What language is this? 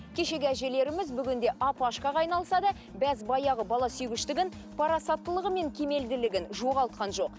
Kazakh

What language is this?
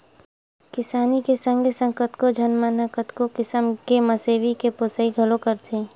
Chhattisgarhi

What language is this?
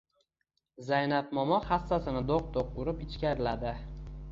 Uzbek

